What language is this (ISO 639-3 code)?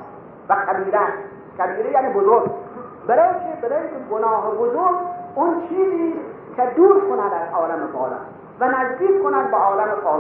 fas